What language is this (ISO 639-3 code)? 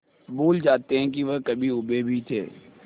hin